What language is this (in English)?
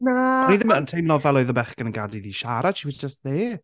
Welsh